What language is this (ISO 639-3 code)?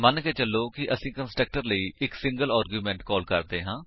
pan